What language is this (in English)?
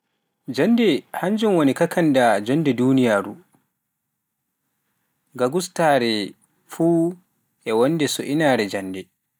Pular